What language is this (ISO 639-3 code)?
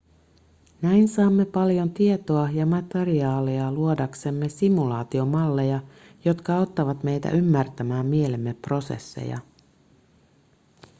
fin